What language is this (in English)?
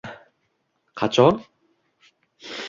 Uzbek